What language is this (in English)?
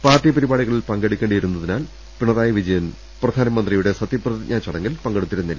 Malayalam